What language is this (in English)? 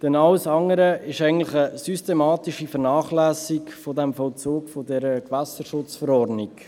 Swiss German